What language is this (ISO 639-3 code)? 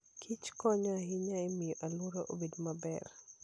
luo